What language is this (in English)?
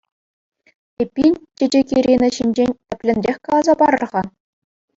Chuvash